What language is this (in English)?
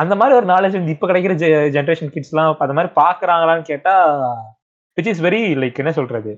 Tamil